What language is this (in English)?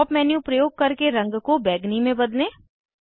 Hindi